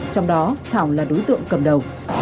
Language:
Vietnamese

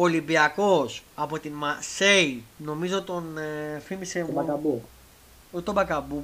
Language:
Greek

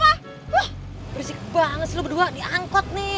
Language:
Indonesian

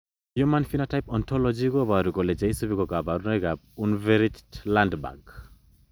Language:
Kalenjin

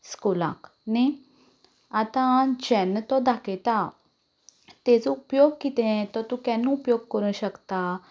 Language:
Konkani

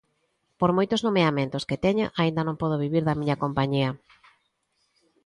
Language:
Galician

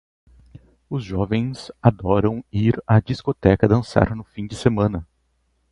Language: Portuguese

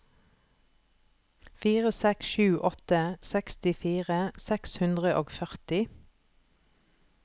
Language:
Norwegian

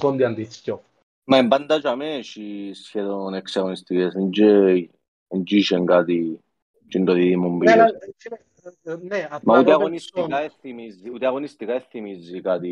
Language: Greek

